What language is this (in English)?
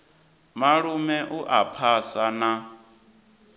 Venda